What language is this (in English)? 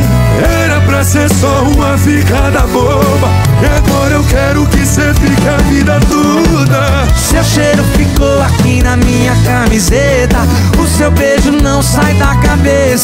Portuguese